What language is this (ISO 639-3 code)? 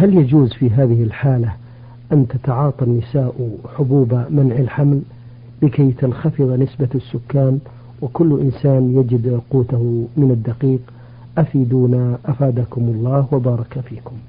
ara